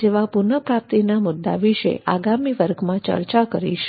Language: Gujarati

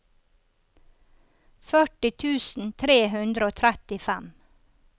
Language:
Norwegian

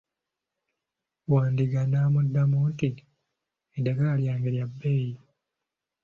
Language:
Ganda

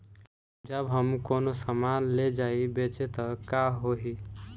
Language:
Bhojpuri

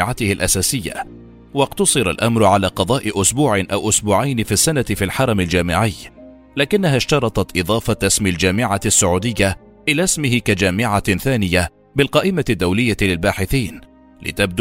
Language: Arabic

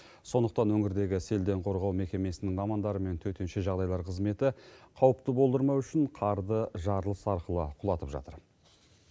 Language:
Kazakh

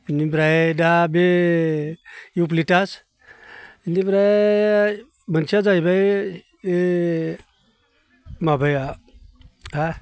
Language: Bodo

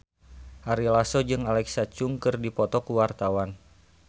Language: Sundanese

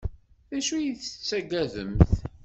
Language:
Kabyle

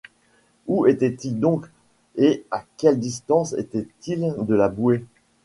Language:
French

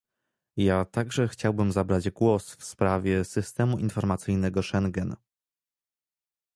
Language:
Polish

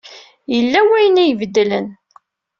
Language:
Kabyle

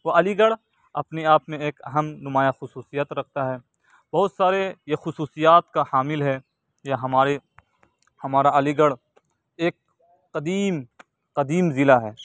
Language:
Urdu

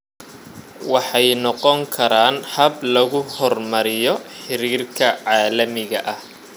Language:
Somali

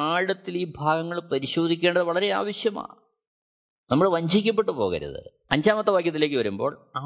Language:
Malayalam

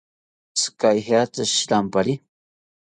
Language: South Ucayali Ashéninka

